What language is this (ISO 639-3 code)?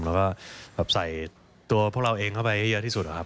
tha